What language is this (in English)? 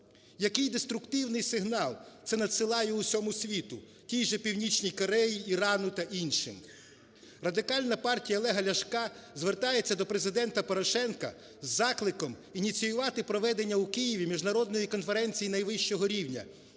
Ukrainian